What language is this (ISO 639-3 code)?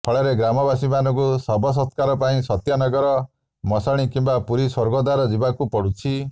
ori